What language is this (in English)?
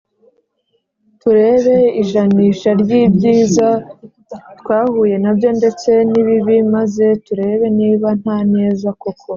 Kinyarwanda